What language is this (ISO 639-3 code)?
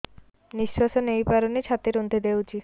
ori